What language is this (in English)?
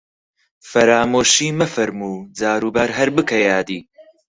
Central Kurdish